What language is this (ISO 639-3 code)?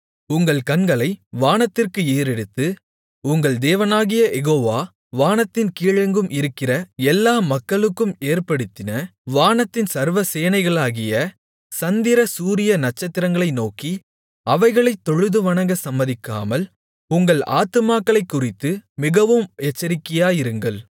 tam